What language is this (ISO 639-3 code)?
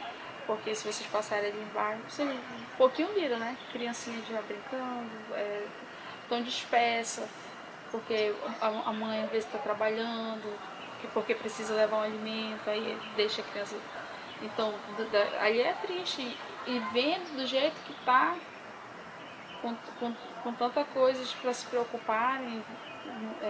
por